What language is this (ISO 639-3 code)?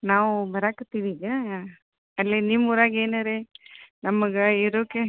kan